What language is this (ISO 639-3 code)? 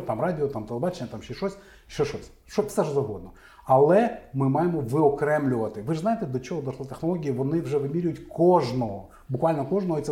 ukr